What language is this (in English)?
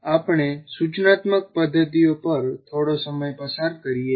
Gujarati